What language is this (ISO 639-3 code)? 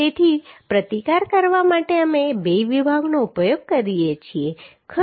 guj